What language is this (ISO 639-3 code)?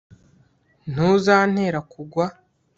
kin